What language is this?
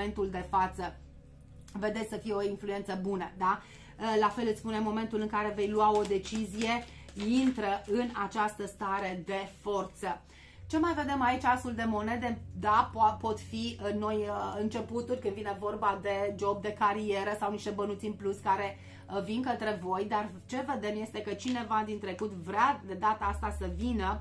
Romanian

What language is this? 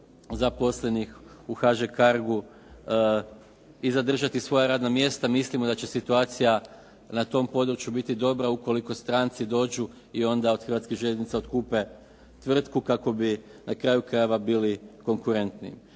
Croatian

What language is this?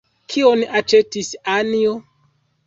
Esperanto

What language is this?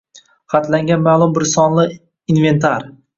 Uzbek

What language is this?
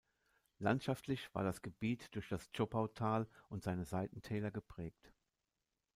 German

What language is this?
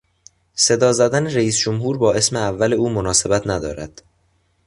Persian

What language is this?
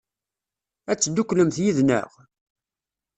Kabyle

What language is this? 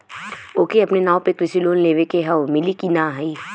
Bhojpuri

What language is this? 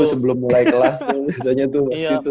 Indonesian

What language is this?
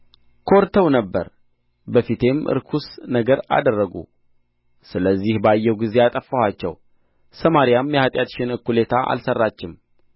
Amharic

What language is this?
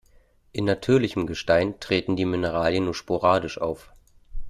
German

